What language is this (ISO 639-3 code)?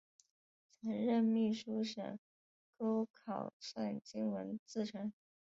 zho